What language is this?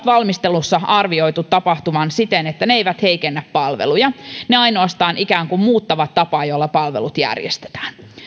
Finnish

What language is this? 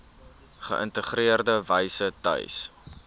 Afrikaans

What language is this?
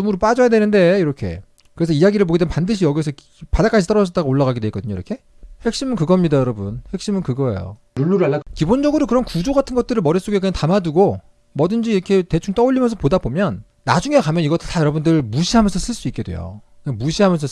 Korean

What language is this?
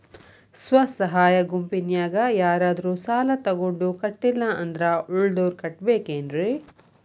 Kannada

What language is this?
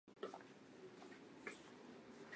Chinese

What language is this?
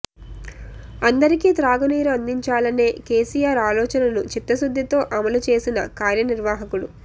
Telugu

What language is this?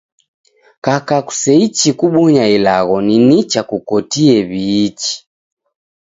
Taita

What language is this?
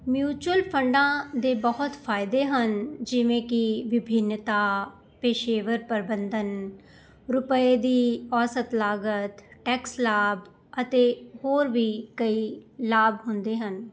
Punjabi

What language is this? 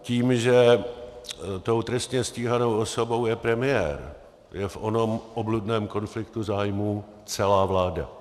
Czech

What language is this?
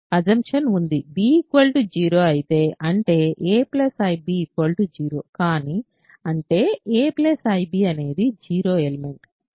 Telugu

